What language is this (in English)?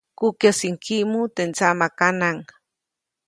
Copainalá Zoque